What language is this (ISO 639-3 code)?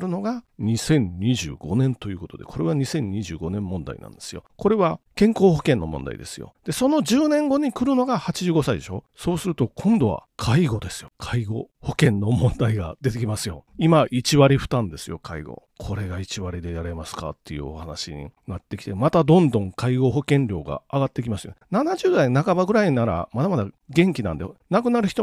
jpn